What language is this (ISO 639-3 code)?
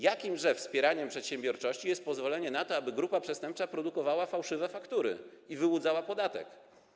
pol